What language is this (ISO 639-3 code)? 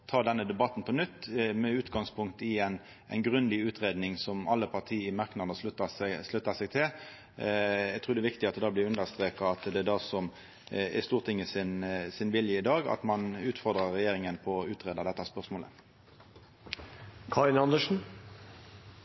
nno